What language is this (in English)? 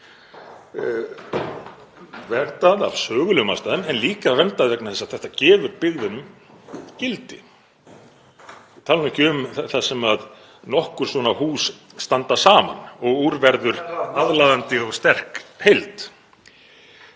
Icelandic